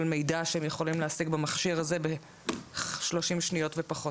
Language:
Hebrew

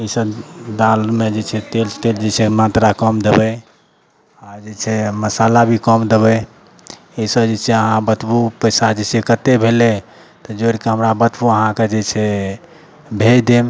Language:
Maithili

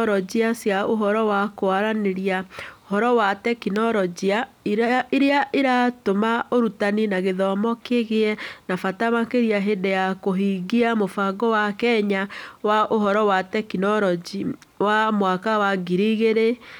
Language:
Kikuyu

